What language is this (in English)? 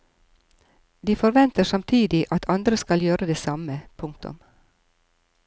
Norwegian